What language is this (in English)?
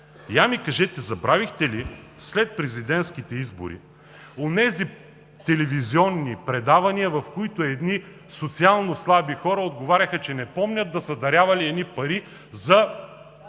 Bulgarian